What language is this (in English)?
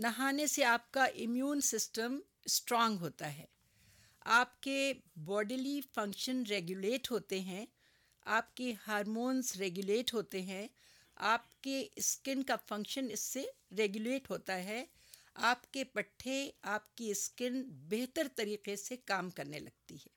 Urdu